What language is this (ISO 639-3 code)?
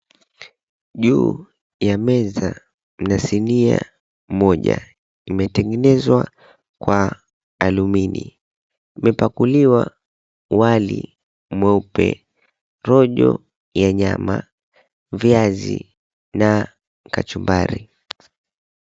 swa